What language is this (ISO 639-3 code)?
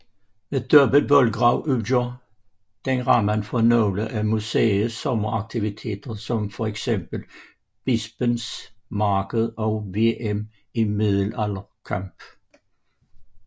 dan